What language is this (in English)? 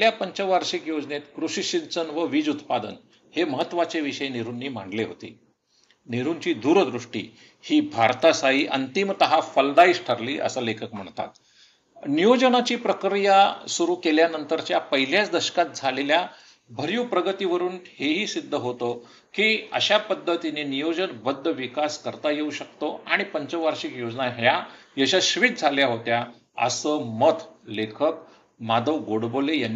Marathi